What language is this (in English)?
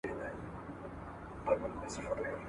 Pashto